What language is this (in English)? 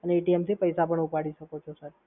Gujarati